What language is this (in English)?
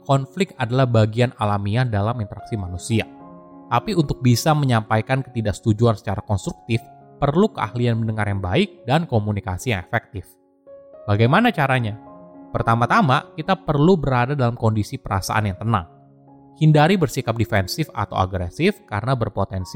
Indonesian